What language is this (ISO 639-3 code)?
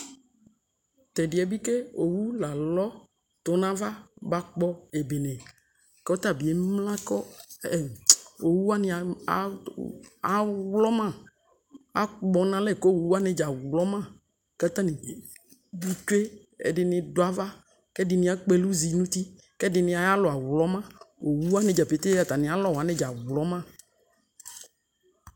kpo